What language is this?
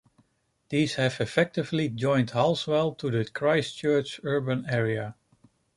English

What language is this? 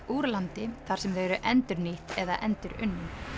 Icelandic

